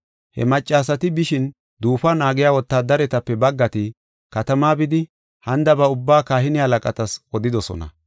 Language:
Gofa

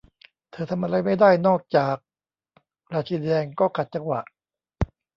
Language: Thai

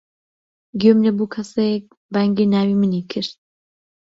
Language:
Central Kurdish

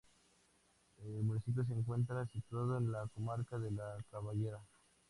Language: Spanish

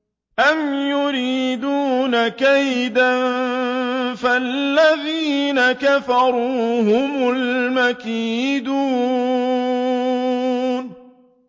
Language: Arabic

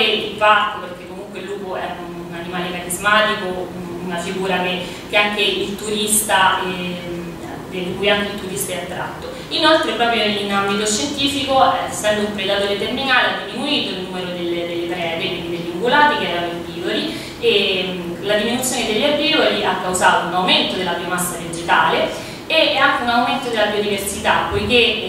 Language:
Italian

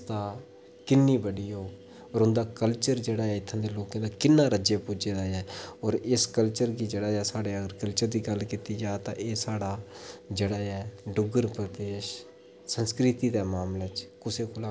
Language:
Dogri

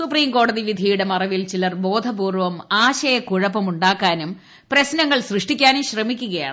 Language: Malayalam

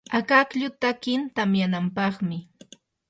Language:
Yanahuanca Pasco Quechua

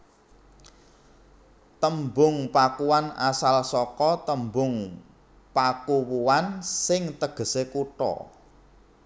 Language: Javanese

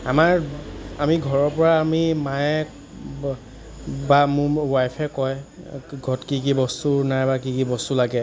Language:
Assamese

